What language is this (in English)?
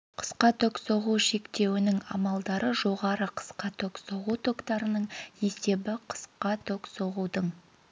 Kazakh